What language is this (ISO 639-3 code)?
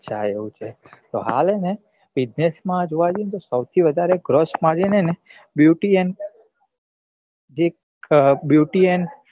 guj